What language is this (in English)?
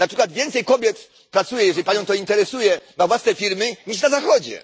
Polish